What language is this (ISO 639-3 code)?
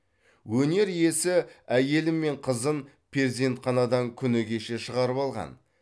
kaz